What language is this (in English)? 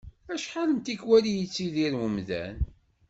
Kabyle